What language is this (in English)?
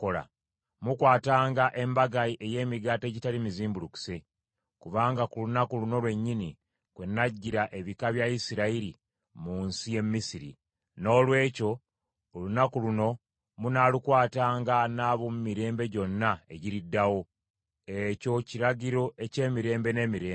Ganda